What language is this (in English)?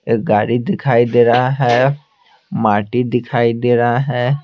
Hindi